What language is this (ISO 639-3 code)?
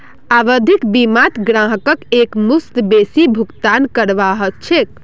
mag